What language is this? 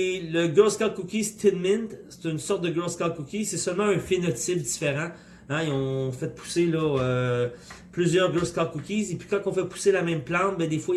French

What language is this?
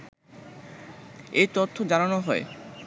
Bangla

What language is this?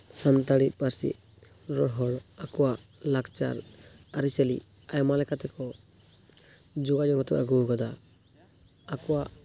Santali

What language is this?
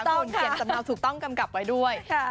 Thai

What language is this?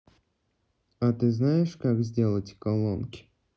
Russian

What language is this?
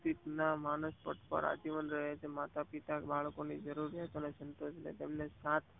Gujarati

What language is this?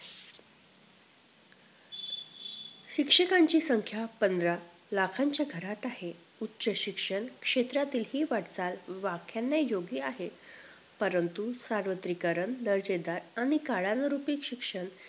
Marathi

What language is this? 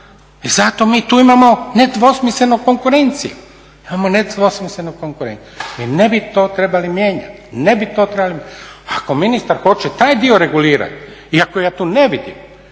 Croatian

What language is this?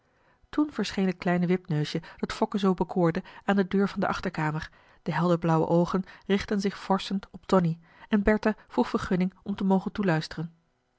Dutch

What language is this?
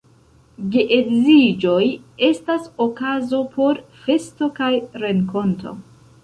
Esperanto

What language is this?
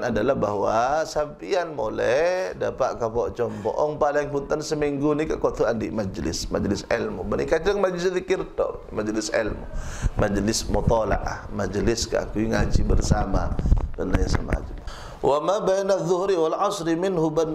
Malay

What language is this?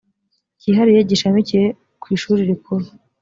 Kinyarwanda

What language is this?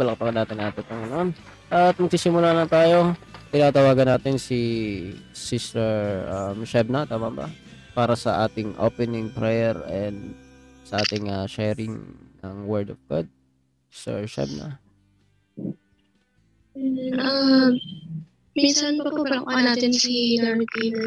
Filipino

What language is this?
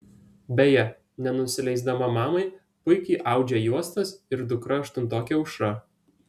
Lithuanian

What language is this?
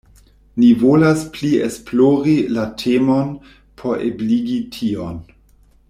Esperanto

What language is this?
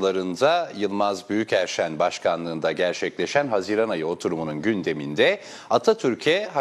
Turkish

